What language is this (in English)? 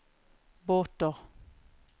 Norwegian